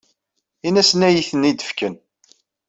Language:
Kabyle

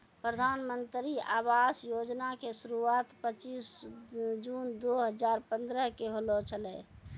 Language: Maithili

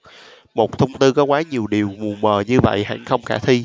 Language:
Vietnamese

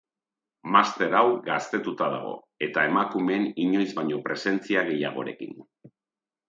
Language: Basque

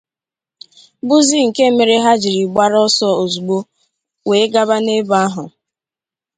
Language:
Igbo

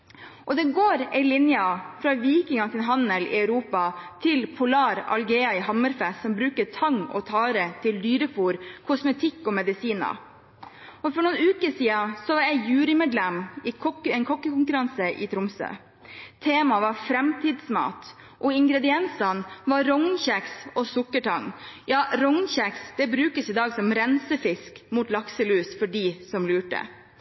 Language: Norwegian Bokmål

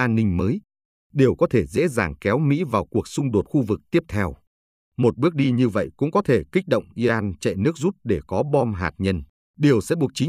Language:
Vietnamese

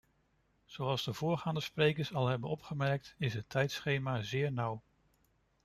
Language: Dutch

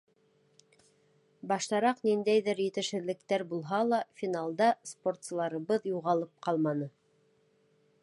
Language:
Bashkir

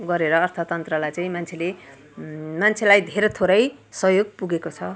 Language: Nepali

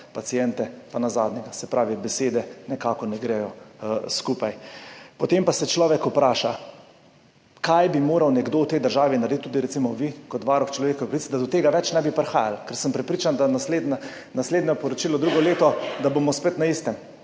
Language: Slovenian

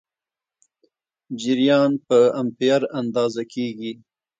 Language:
Pashto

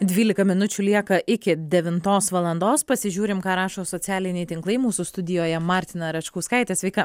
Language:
Lithuanian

